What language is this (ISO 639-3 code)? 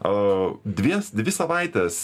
lit